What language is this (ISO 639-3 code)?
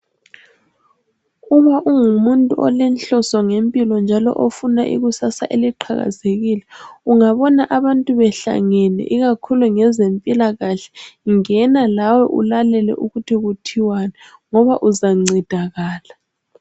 nde